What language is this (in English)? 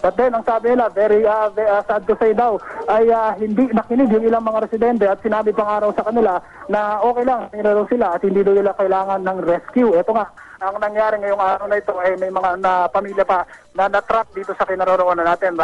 Filipino